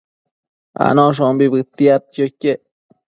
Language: Matsés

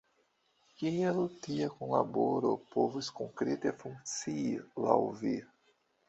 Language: Esperanto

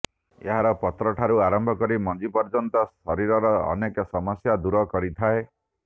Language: Odia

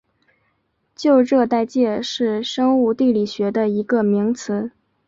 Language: Chinese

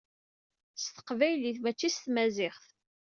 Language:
Kabyle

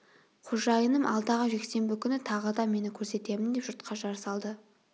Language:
Kazakh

